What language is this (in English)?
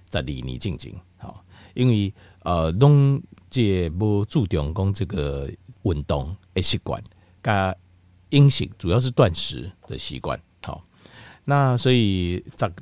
Chinese